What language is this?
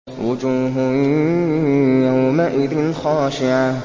Arabic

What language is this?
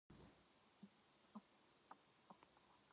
Korean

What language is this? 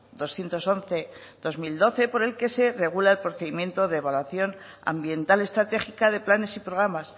Spanish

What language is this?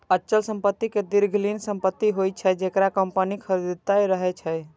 Maithili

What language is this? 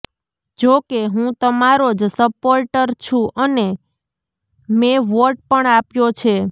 Gujarati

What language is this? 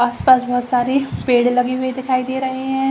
Hindi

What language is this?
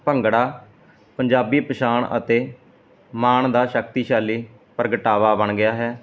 Punjabi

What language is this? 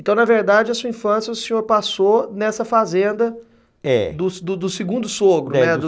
Portuguese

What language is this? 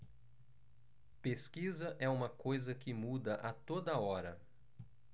Portuguese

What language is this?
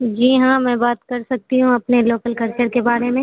Urdu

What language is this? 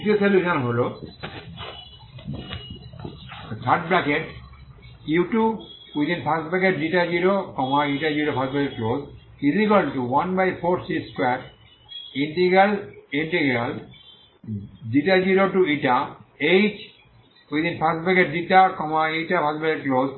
Bangla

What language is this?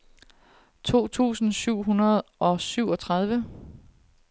Danish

